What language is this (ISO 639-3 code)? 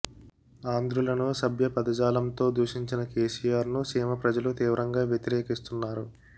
tel